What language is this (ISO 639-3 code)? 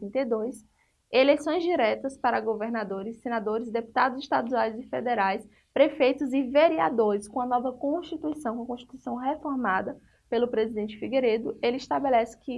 por